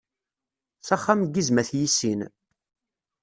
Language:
Kabyle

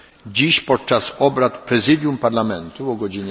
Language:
Polish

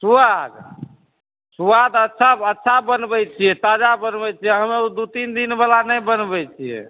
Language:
Maithili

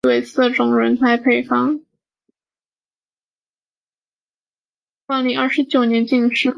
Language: Chinese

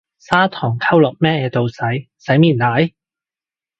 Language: Cantonese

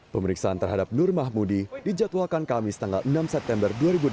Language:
Indonesian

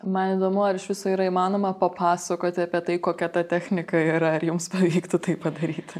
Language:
Lithuanian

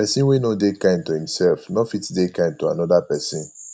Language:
Nigerian Pidgin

